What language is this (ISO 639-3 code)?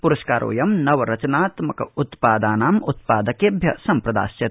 san